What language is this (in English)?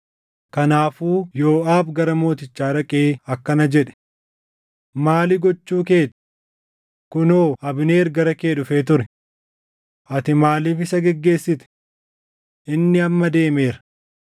Oromo